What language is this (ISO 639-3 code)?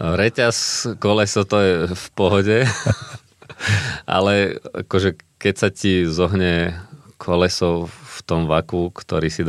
slk